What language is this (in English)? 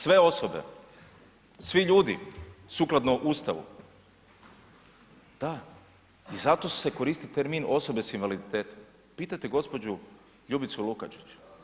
Croatian